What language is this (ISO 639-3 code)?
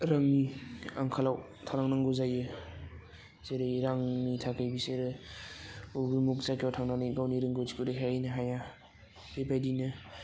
brx